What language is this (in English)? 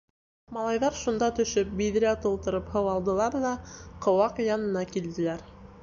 Bashkir